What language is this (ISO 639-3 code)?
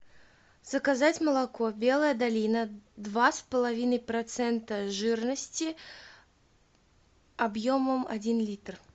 rus